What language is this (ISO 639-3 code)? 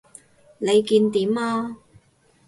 yue